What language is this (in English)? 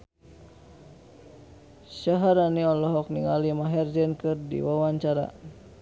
Sundanese